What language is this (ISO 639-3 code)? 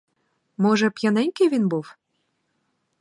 ukr